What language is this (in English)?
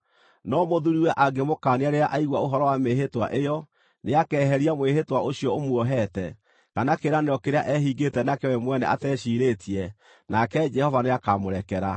Kikuyu